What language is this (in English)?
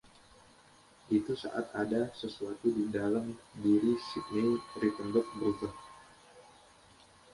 Indonesian